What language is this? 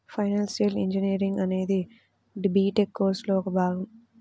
Telugu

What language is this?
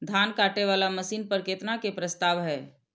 Maithili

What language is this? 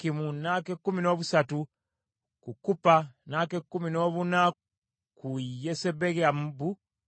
Ganda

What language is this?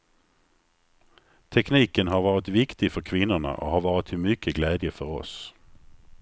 Swedish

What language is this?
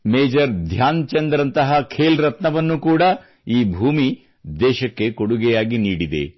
Kannada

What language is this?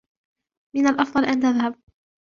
Arabic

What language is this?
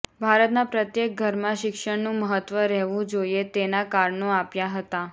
Gujarati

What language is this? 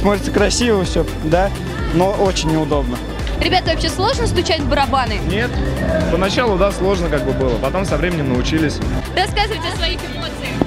Russian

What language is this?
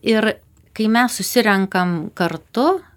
Lithuanian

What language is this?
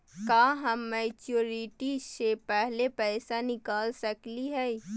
Magahi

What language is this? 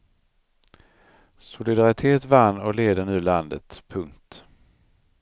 Swedish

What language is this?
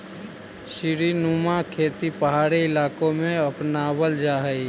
Magahi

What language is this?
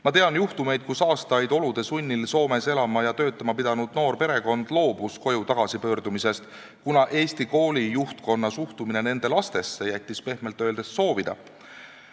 Estonian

